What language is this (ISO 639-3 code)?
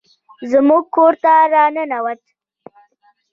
pus